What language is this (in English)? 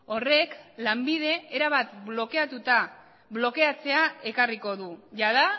Basque